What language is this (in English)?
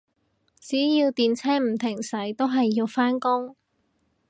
Cantonese